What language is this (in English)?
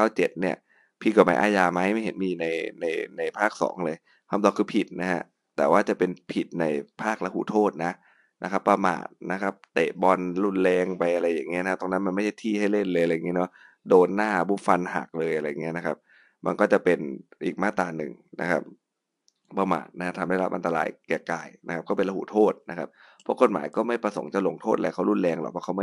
Thai